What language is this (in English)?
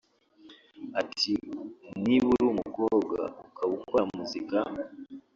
Kinyarwanda